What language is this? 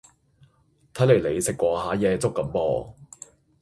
Cantonese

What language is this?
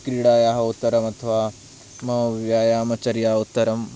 Sanskrit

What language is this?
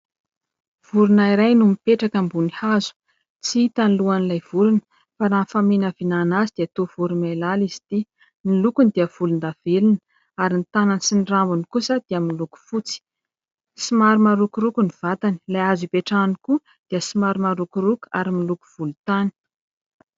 Malagasy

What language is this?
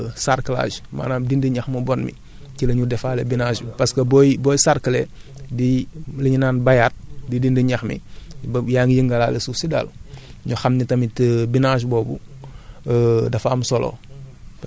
Wolof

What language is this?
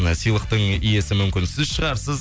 Kazakh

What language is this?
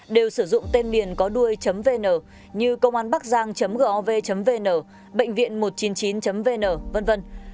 Vietnamese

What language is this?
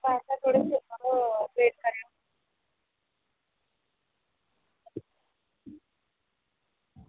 Dogri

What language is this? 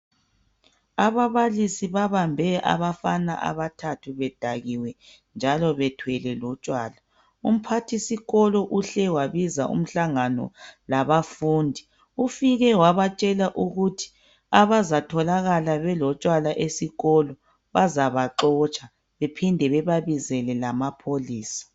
North Ndebele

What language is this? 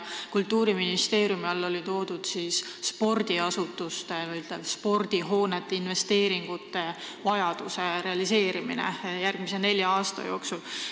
Estonian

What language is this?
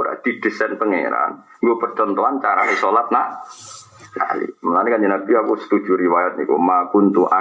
Malay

